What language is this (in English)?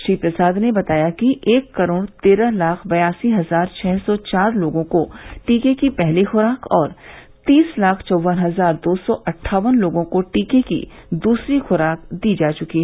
Hindi